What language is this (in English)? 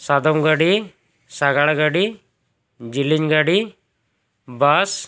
Santali